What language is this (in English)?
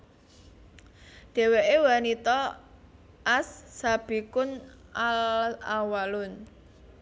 Javanese